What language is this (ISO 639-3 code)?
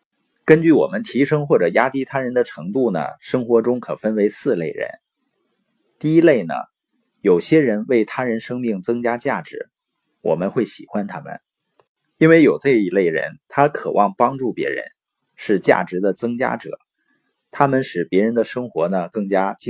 zho